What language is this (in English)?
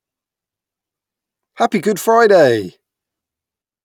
English